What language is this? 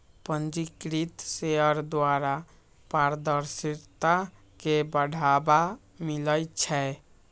Magahi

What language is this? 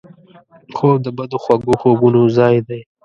Pashto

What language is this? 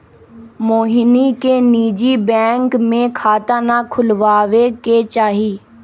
Magahi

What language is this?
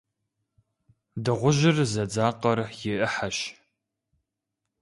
Kabardian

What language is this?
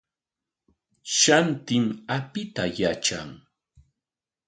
Corongo Ancash Quechua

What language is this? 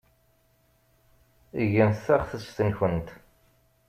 Kabyle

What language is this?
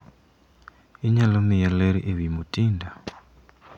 Luo (Kenya and Tanzania)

